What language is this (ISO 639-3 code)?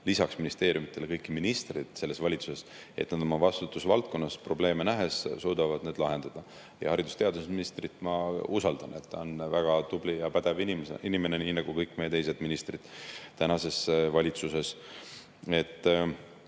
est